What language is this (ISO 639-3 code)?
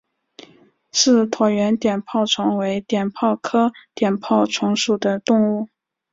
zho